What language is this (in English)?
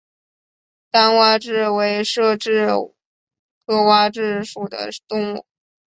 Chinese